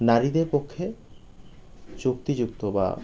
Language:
Bangla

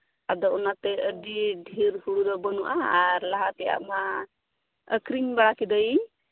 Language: Santali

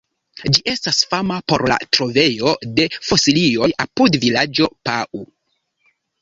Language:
Esperanto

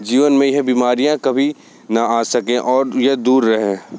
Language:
Hindi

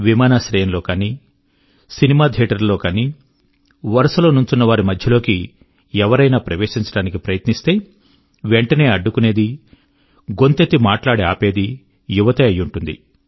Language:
Telugu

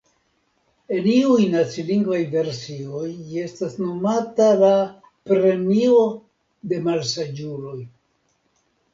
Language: Esperanto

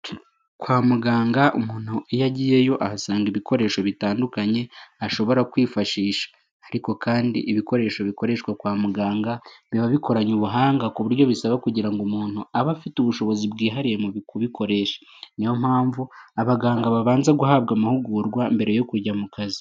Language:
Kinyarwanda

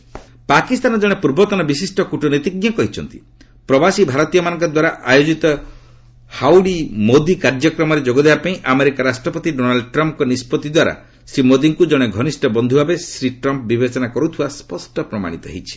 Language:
Odia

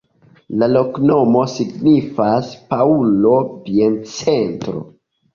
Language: Esperanto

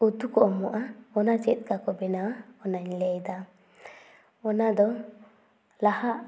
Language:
Santali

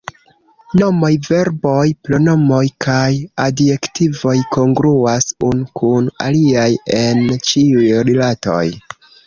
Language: Esperanto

